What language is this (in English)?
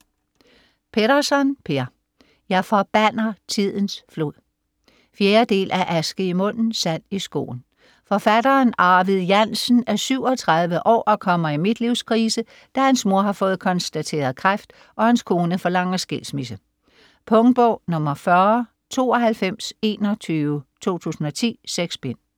Danish